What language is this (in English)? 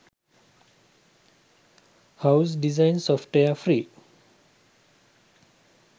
Sinhala